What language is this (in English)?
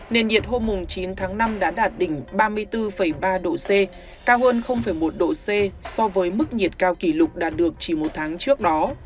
Vietnamese